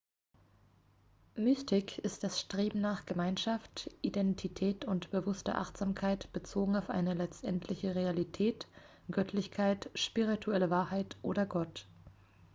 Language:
German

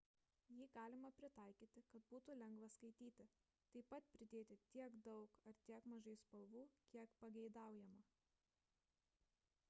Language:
Lithuanian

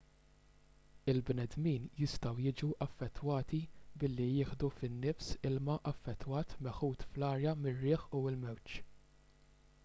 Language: Maltese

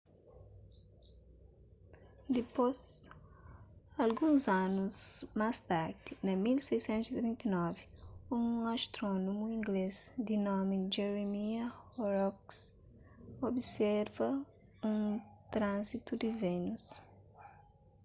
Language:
Kabuverdianu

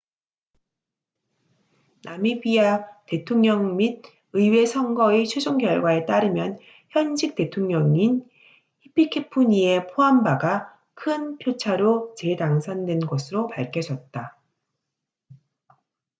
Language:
Korean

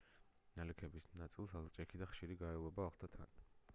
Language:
Georgian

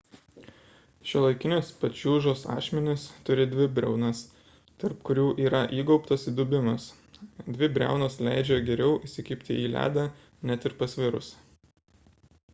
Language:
Lithuanian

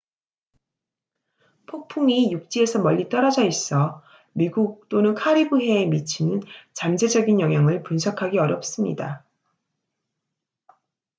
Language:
Korean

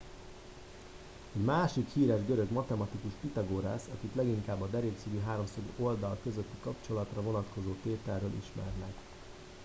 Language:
Hungarian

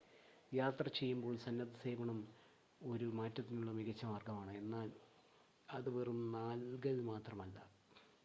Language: Malayalam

